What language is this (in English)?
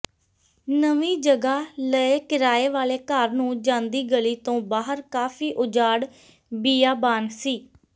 Punjabi